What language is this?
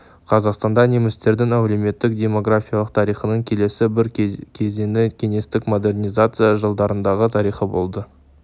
Kazakh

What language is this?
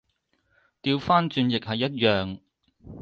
Cantonese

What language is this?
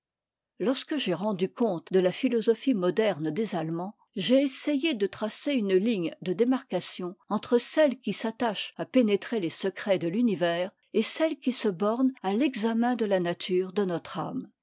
French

